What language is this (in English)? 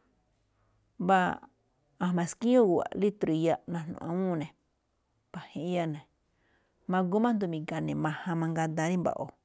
Malinaltepec Me'phaa